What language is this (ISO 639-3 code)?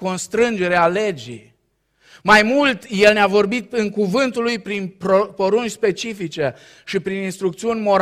ron